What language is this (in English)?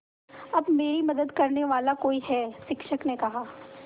Hindi